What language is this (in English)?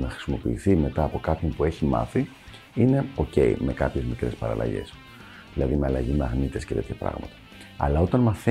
Greek